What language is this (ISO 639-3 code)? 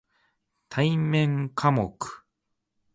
jpn